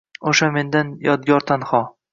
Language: Uzbek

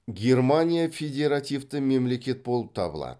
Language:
Kazakh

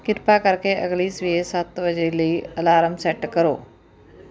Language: Punjabi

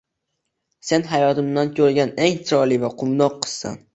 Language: Uzbek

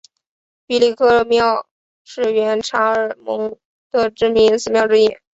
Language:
Chinese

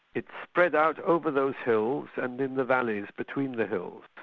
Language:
English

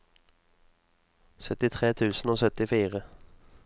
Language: Norwegian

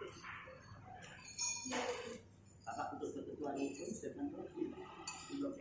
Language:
Indonesian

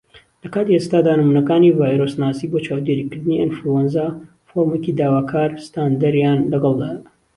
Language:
Central Kurdish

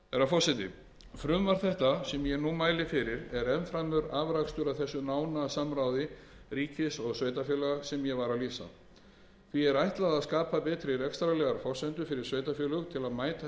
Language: Icelandic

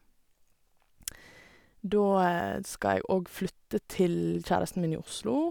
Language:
Norwegian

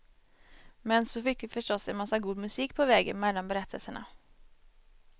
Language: Swedish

